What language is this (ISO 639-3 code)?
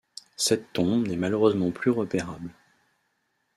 fra